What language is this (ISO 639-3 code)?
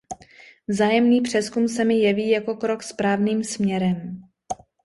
ces